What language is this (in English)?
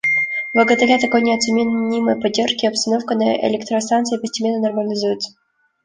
Russian